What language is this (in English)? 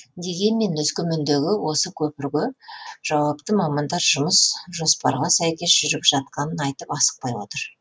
Kazakh